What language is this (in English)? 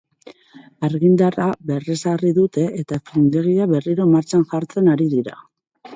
Basque